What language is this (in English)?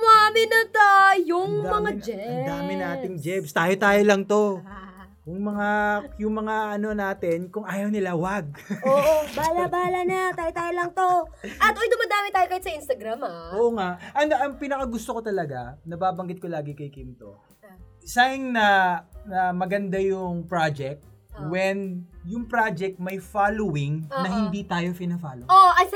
Filipino